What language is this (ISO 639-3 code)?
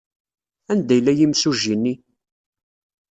kab